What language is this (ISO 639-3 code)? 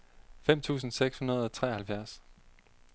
dan